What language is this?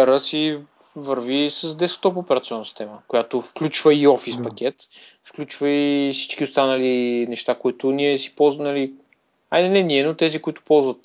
Bulgarian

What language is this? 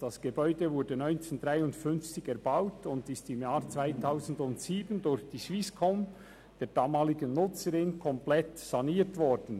Swiss German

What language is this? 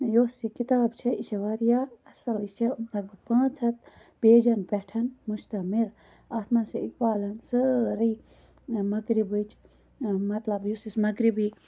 Kashmiri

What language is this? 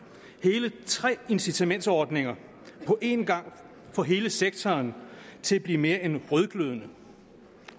Danish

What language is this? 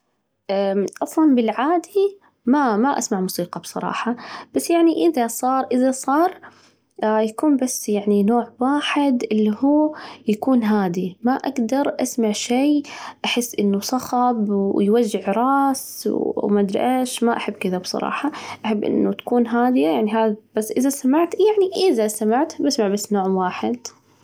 Najdi Arabic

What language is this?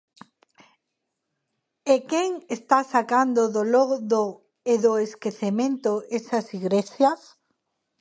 Galician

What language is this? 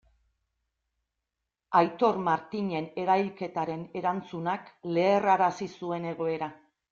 Basque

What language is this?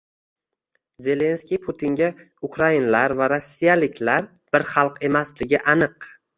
Uzbek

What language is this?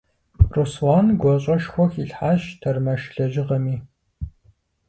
Kabardian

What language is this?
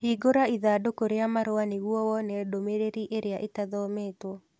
Kikuyu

